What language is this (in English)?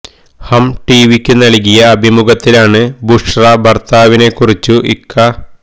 Malayalam